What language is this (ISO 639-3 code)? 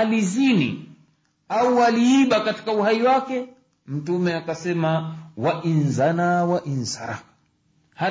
swa